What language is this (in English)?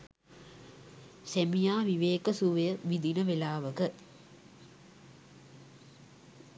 Sinhala